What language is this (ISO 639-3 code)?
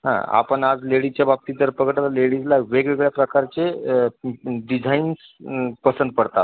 mar